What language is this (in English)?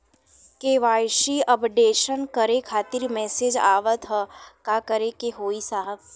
Bhojpuri